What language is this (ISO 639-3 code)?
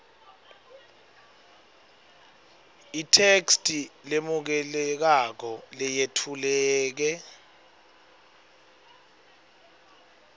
ssw